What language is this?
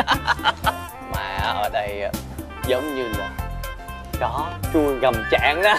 Vietnamese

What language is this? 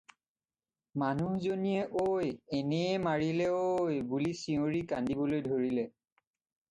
Assamese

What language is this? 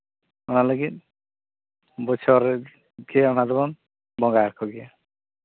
Santali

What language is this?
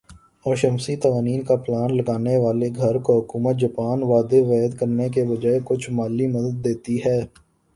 Urdu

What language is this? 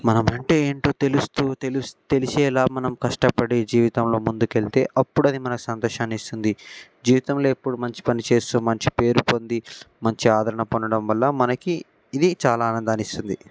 Telugu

